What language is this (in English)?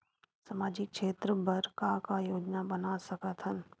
Chhattisgarhi